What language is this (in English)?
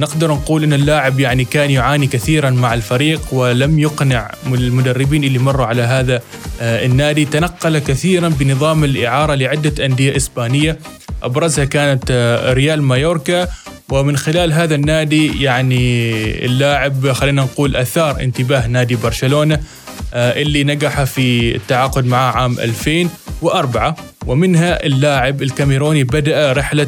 Arabic